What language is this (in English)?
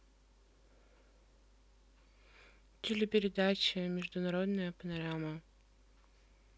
Russian